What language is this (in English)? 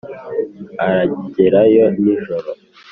Kinyarwanda